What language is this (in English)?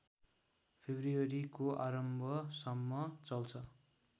Nepali